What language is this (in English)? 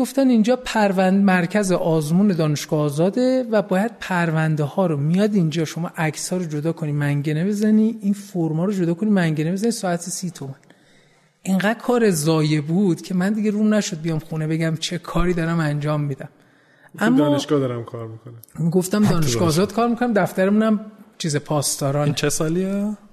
Persian